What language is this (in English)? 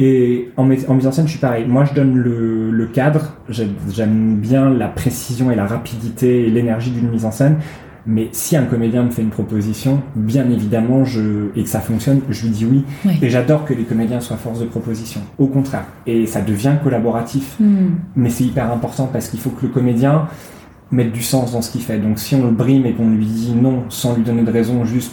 French